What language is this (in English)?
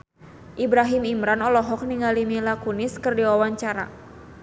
Sundanese